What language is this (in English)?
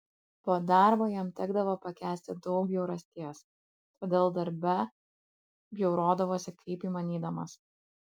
Lithuanian